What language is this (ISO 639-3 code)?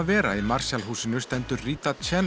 isl